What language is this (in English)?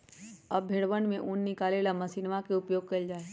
Magahi